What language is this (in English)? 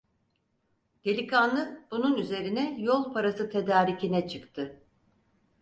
Turkish